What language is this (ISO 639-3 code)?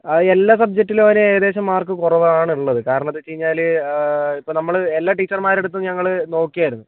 mal